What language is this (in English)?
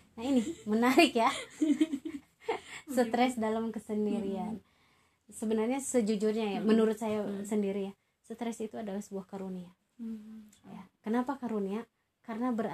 Indonesian